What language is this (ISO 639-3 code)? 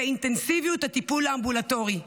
heb